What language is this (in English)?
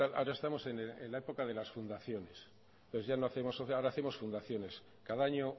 Spanish